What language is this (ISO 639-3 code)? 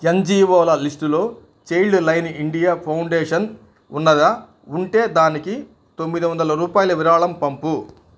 tel